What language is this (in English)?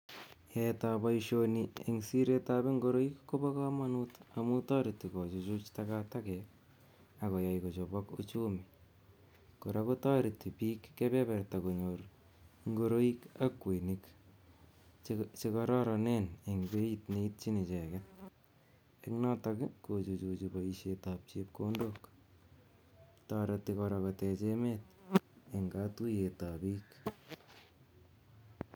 Kalenjin